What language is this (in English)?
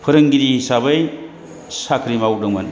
Bodo